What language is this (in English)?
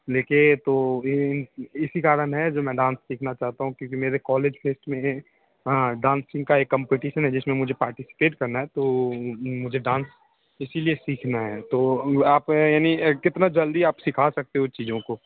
Hindi